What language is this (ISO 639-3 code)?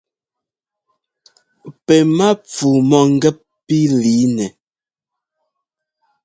jgo